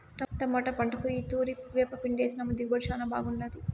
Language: Telugu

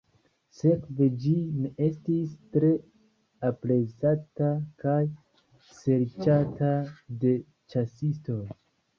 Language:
Esperanto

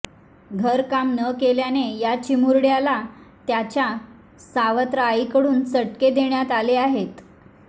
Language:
Marathi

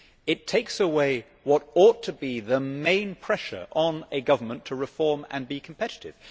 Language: English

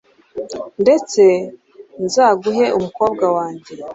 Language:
Kinyarwanda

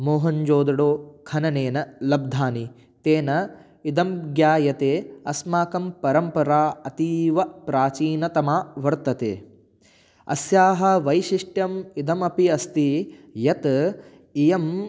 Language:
Sanskrit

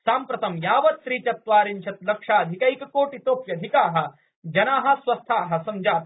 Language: Sanskrit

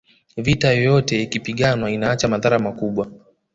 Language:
Swahili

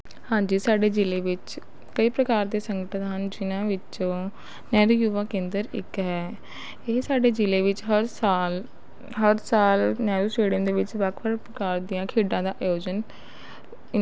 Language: Punjabi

